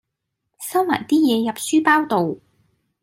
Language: Cantonese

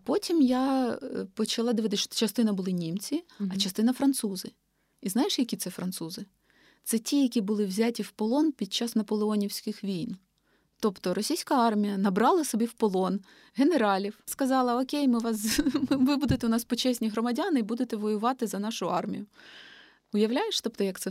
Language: Ukrainian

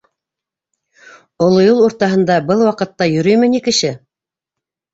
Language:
Bashkir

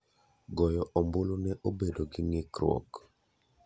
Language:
Luo (Kenya and Tanzania)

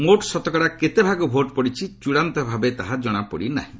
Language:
Odia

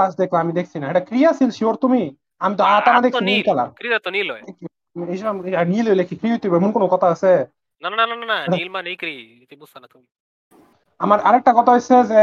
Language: Bangla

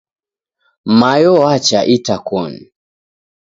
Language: Taita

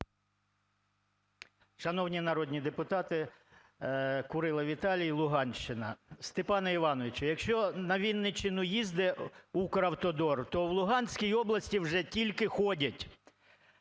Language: Ukrainian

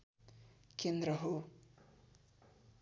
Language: Nepali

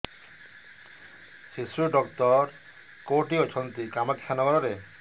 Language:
Odia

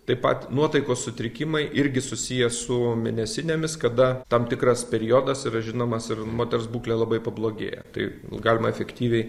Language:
Lithuanian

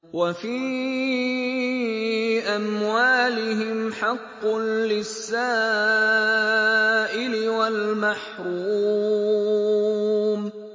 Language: Arabic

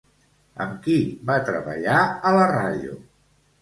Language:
Catalan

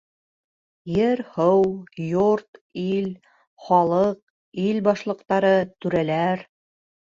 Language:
Bashkir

